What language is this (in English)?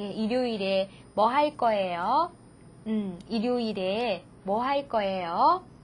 Korean